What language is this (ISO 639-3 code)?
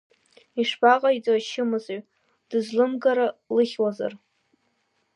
abk